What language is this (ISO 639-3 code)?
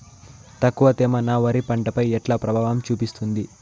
tel